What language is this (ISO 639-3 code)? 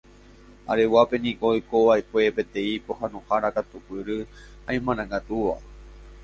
grn